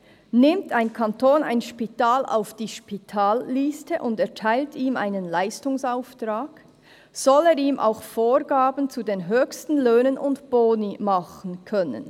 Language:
Swiss German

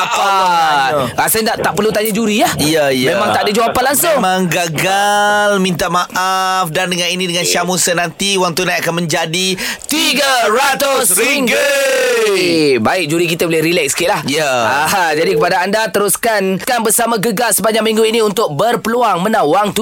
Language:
Malay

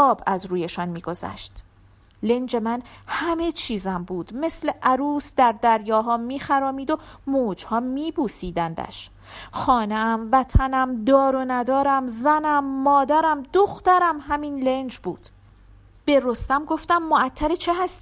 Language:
Persian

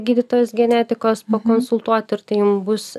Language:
Lithuanian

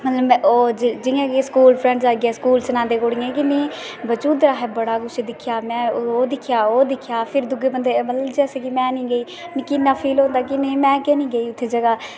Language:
Dogri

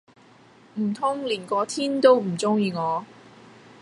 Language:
Cantonese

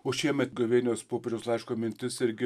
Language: Lithuanian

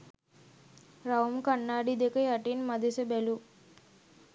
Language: Sinhala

